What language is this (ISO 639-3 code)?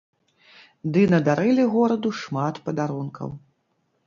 bel